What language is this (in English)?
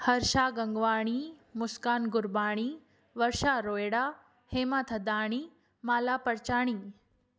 Sindhi